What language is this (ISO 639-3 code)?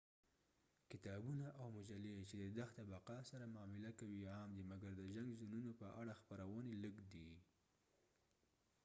pus